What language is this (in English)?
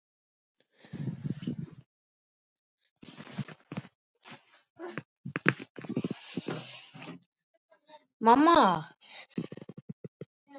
Icelandic